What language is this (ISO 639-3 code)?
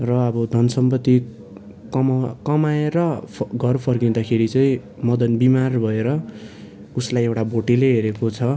nep